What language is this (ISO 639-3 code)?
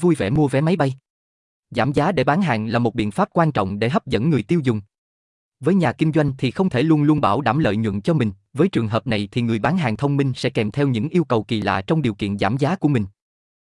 vie